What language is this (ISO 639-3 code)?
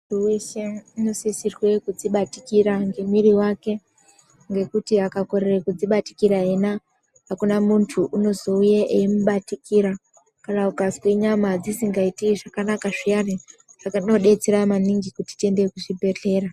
ndc